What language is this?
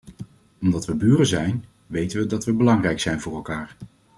Dutch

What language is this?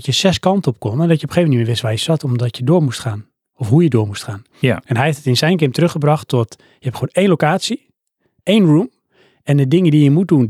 Dutch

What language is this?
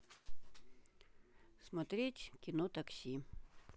Russian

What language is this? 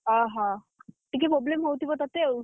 Odia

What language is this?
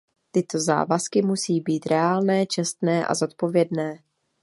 Czech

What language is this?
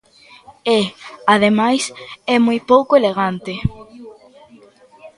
Galician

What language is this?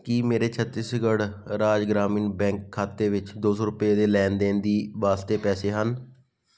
Punjabi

